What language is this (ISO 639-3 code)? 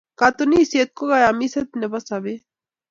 kln